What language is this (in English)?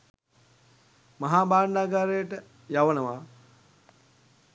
Sinhala